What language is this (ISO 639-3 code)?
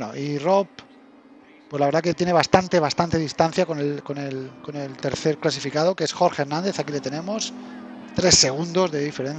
spa